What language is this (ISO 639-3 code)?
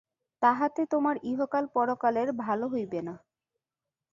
ben